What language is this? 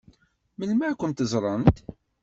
Kabyle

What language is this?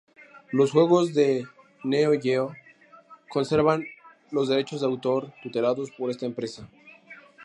Spanish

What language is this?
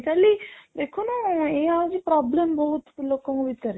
Odia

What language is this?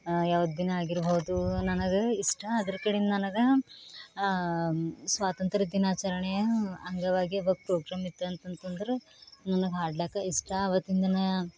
Kannada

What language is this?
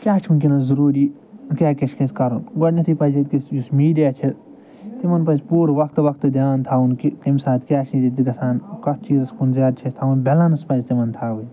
Kashmiri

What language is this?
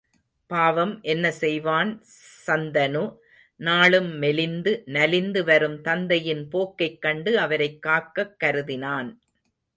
Tamil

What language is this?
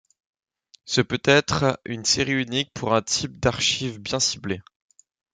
French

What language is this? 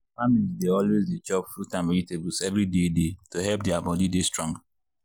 Nigerian Pidgin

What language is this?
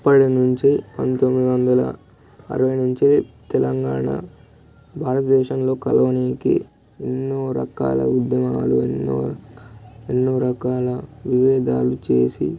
Telugu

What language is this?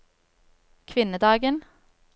Norwegian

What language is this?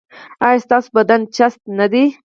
Pashto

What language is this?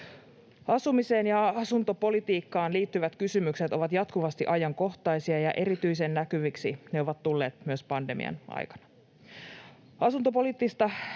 Finnish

